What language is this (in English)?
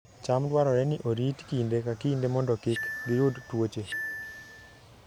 Luo (Kenya and Tanzania)